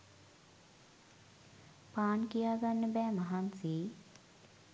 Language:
Sinhala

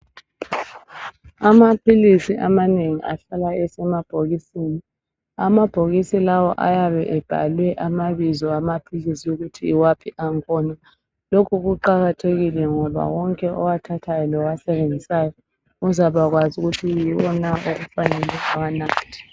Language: North Ndebele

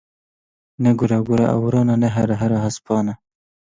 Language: Kurdish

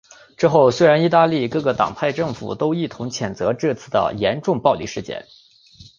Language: Chinese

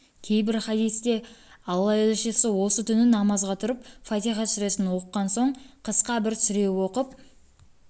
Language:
Kazakh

